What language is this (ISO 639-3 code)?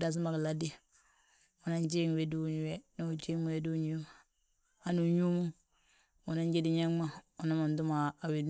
bjt